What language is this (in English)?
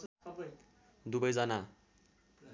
Nepali